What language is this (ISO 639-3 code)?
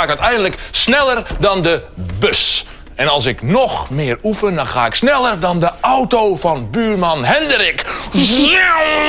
nld